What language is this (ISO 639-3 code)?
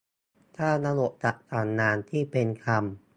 tha